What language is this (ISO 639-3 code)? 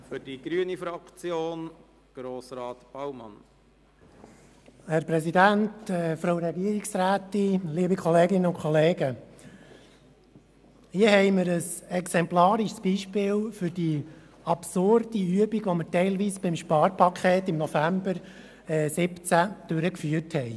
gsw